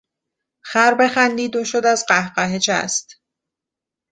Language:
Persian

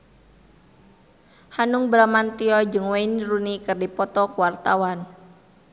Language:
Sundanese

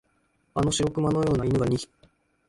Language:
Japanese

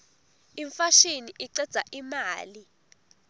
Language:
Swati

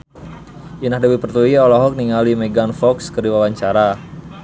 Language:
Sundanese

